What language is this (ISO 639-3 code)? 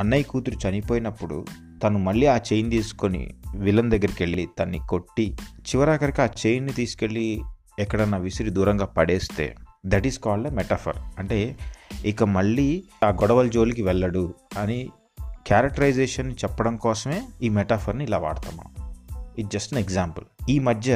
tel